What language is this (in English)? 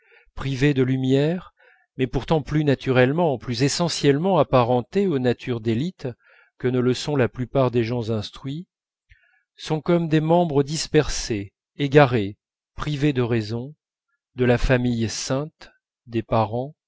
French